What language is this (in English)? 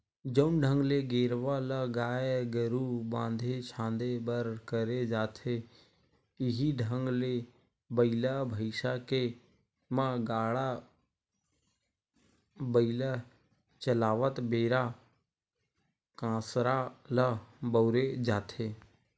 Chhattisgarhi